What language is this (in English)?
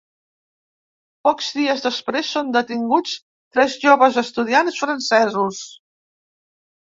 Catalan